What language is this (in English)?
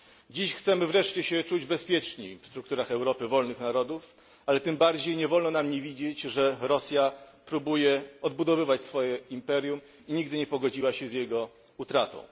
Polish